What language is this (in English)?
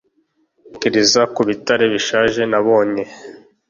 Kinyarwanda